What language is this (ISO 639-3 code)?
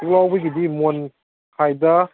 mni